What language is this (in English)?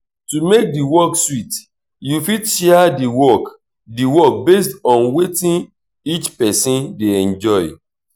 Nigerian Pidgin